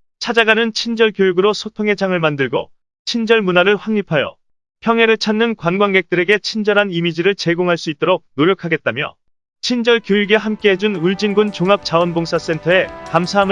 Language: Korean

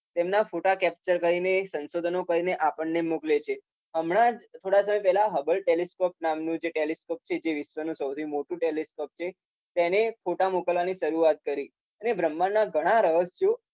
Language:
Gujarati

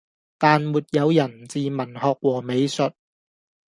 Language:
Cantonese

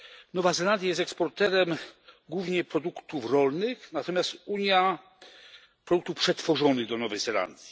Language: Polish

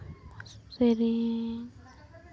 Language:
Santali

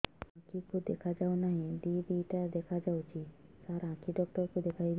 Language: Odia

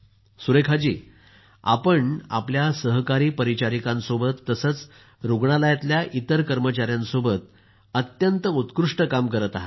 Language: Marathi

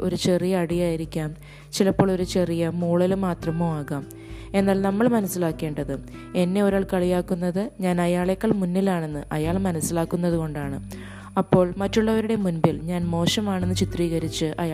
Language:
Malayalam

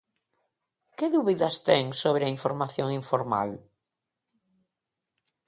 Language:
Galician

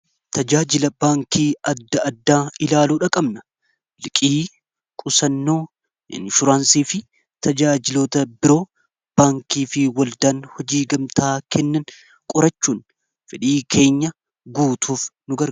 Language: Oromo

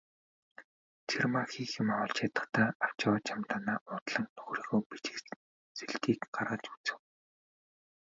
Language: Mongolian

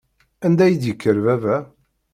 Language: Kabyle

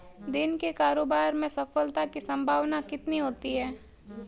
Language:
Hindi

